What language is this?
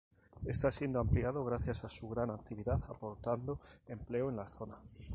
Spanish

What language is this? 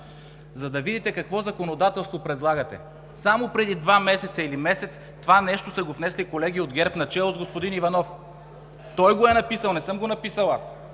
Bulgarian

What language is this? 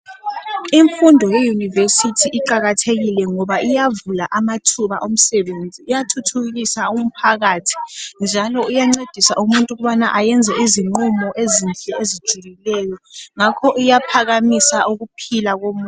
North Ndebele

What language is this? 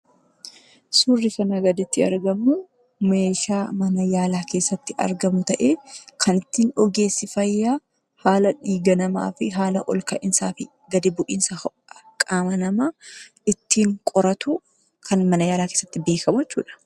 Oromo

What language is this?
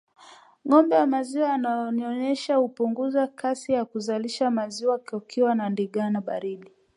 Swahili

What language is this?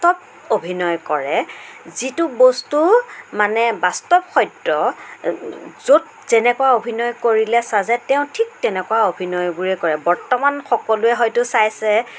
Assamese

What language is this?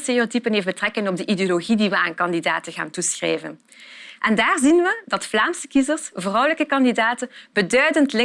Dutch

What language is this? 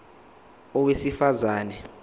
Zulu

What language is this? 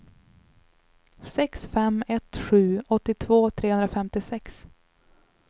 Swedish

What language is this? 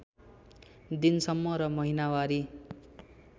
Nepali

